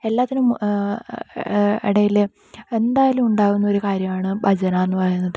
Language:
Malayalam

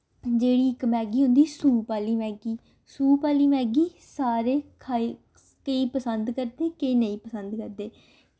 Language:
Dogri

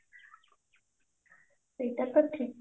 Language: Odia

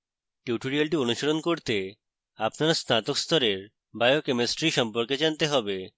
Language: Bangla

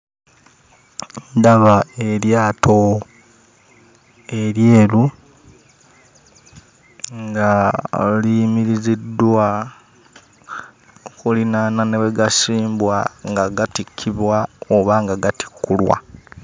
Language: Ganda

